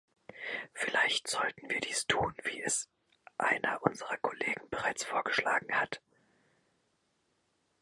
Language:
German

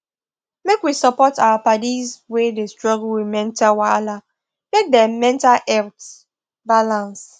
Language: Nigerian Pidgin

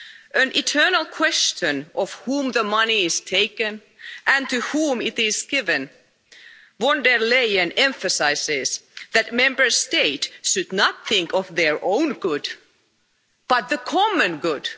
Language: English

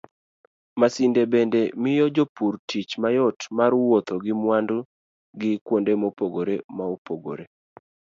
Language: Luo (Kenya and Tanzania)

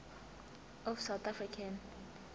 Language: Zulu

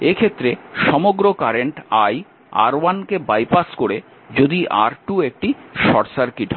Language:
Bangla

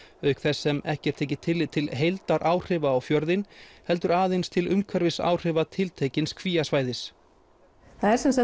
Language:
Icelandic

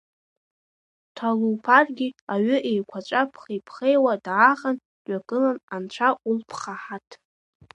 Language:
Abkhazian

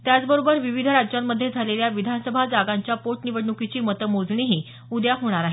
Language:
Marathi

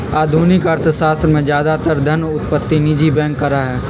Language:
Magahi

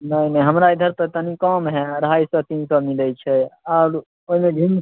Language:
Maithili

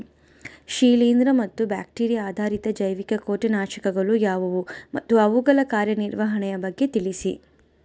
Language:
Kannada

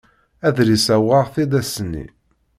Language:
Kabyle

